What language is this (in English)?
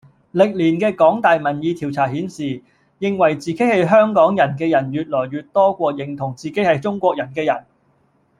Cantonese